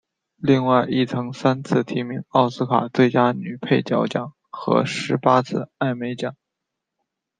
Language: Chinese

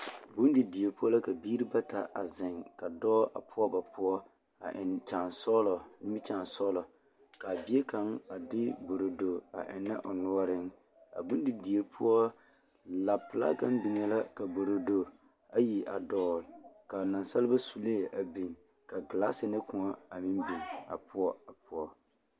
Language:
Southern Dagaare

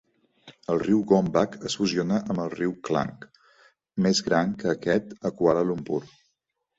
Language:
Catalan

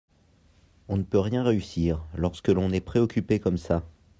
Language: French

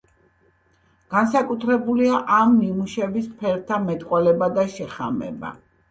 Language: Georgian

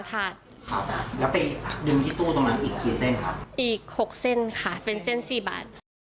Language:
Thai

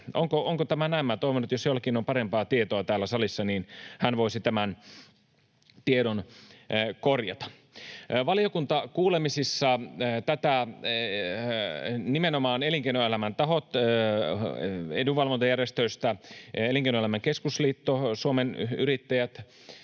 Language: Finnish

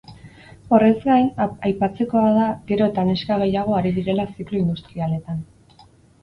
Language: Basque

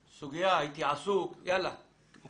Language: Hebrew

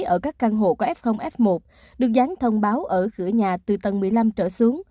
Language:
Vietnamese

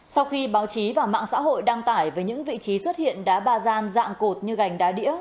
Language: Vietnamese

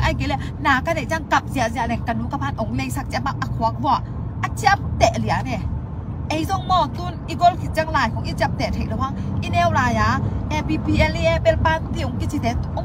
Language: Thai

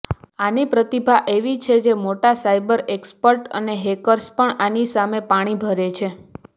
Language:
Gujarati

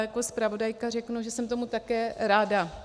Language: Czech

